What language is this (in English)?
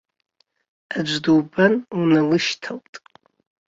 Abkhazian